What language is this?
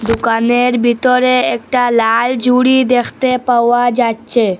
Bangla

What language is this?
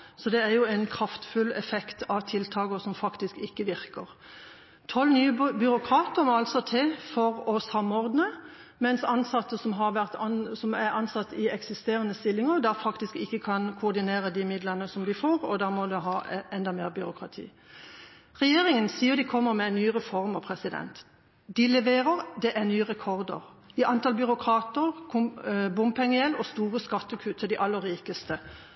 Norwegian Bokmål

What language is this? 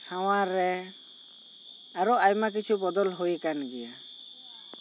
Santali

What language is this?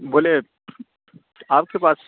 Urdu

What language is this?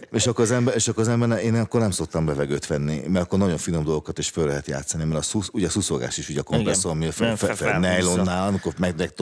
Hungarian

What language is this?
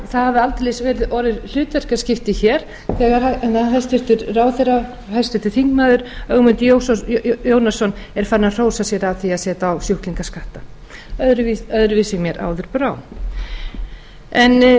Icelandic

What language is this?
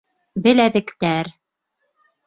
Bashkir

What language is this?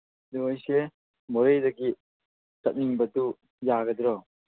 Manipuri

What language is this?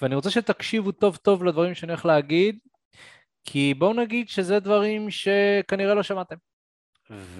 Hebrew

